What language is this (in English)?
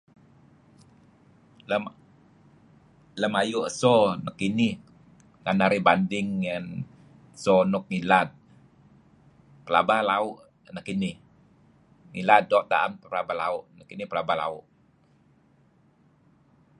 Kelabit